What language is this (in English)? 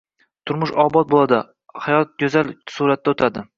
Uzbek